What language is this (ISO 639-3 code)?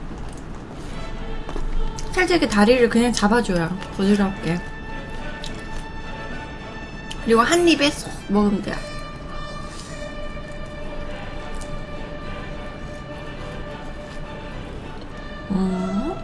kor